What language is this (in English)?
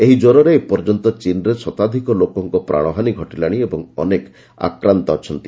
Odia